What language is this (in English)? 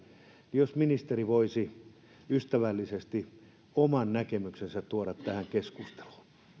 Finnish